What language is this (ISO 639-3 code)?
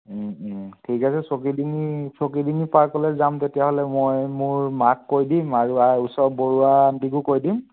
asm